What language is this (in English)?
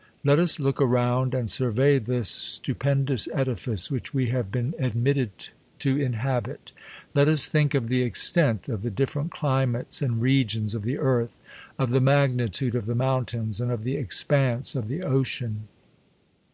English